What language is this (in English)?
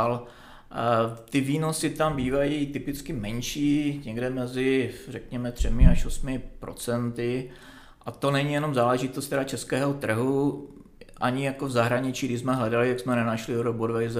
Czech